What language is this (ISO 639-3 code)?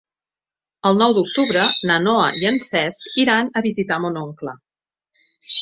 cat